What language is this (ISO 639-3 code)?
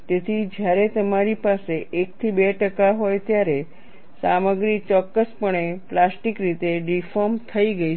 guj